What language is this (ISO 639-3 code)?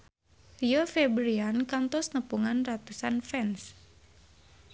sun